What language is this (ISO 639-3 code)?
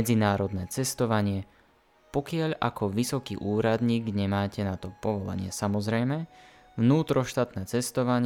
slk